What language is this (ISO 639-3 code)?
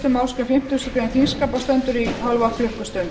isl